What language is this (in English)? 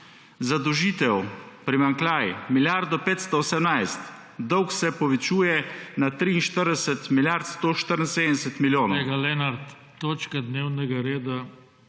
Slovenian